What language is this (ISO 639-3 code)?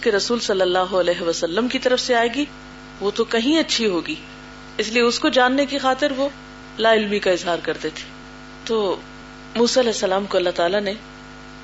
urd